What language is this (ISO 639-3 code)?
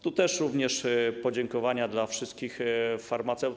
pol